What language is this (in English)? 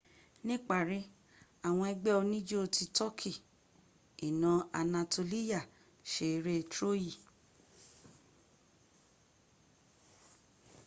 Yoruba